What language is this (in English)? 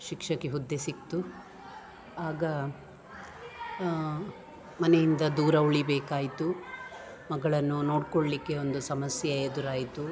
Kannada